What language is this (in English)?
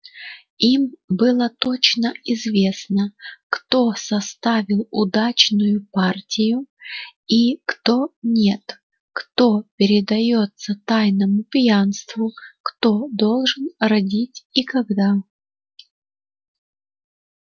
Russian